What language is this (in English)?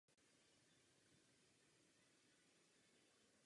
Czech